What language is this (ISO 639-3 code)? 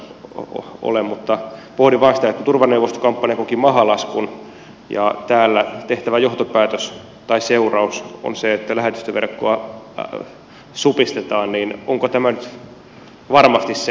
fin